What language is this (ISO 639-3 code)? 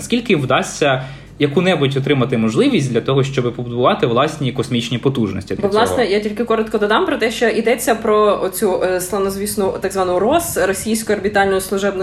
ukr